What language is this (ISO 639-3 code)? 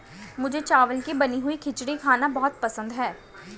hin